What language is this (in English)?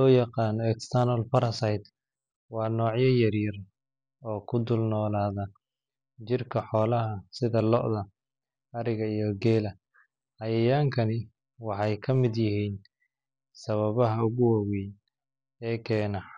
Somali